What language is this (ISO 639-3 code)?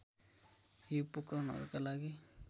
nep